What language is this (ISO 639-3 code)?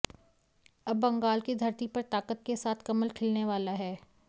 hin